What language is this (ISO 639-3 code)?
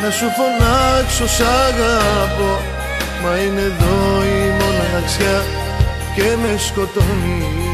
ell